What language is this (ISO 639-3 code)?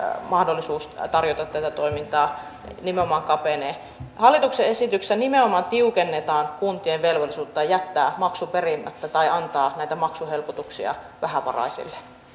fin